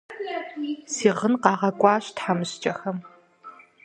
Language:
Kabardian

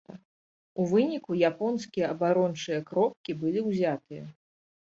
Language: Belarusian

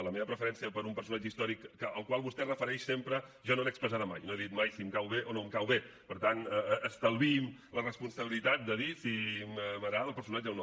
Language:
Catalan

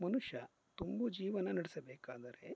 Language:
Kannada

